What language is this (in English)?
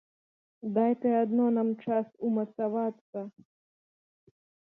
Belarusian